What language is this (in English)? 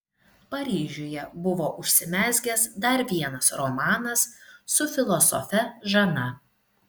Lithuanian